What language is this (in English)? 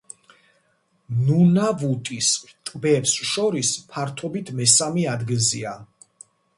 Georgian